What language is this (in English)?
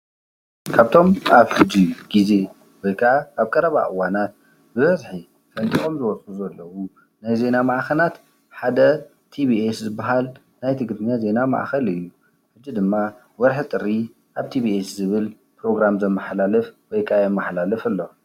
Tigrinya